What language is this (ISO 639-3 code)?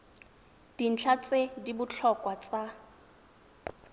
tsn